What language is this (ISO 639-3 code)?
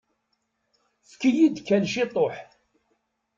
kab